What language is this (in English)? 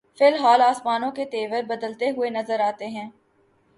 Urdu